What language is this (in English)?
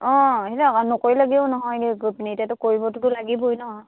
Assamese